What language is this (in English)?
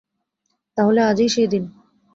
Bangla